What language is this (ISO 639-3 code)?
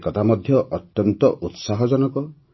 ori